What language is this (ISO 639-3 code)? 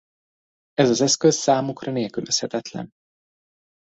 hun